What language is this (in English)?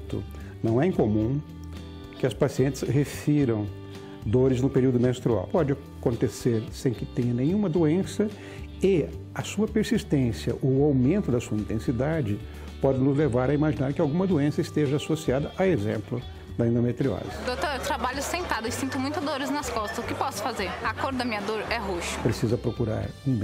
Portuguese